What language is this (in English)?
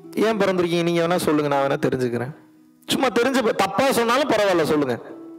Tamil